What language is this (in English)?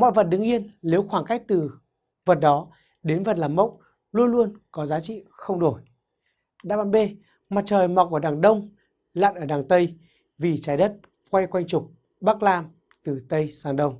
Vietnamese